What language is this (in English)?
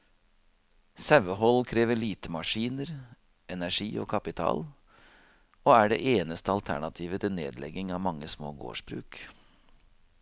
Norwegian